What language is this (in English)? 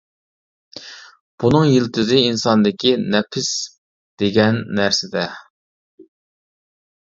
Uyghur